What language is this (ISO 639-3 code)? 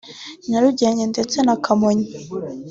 kin